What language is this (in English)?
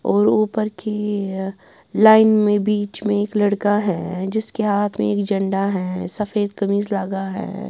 Hindi